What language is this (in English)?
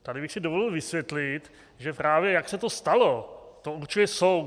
Czech